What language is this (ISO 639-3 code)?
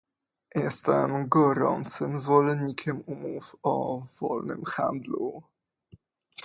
pol